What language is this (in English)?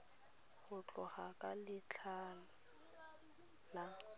Tswana